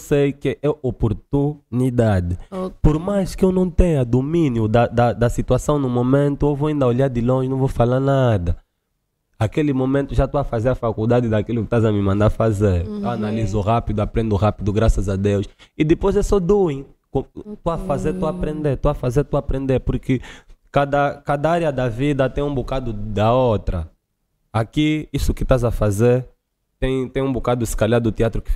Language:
Portuguese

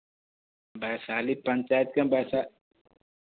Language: Hindi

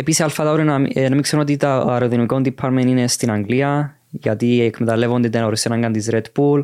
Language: Greek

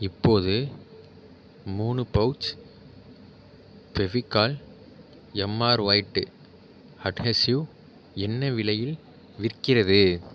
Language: Tamil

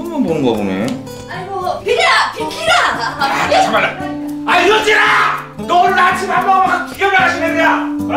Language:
Korean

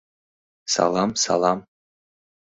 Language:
Mari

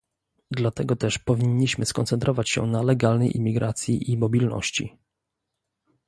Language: Polish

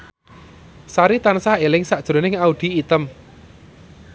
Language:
Javanese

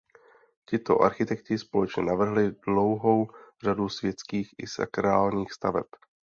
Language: Czech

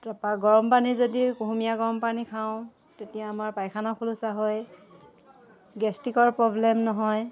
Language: Assamese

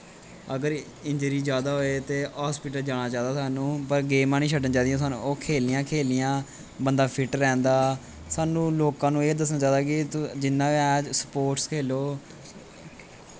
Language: Dogri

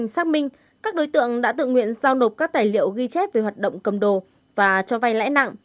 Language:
Vietnamese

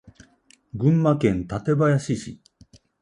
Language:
Japanese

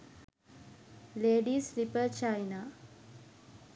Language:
Sinhala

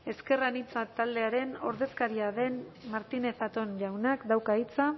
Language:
Basque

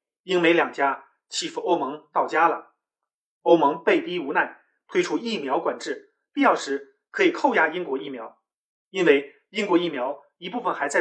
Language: Chinese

